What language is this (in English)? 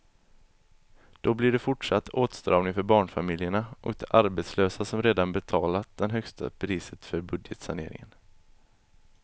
Swedish